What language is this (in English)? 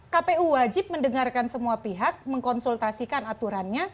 Indonesian